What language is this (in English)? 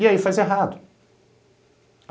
Portuguese